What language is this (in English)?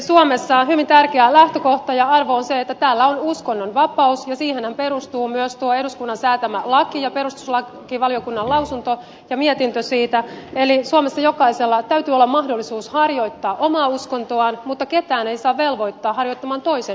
Finnish